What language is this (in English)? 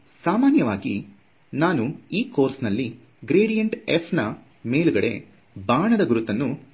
Kannada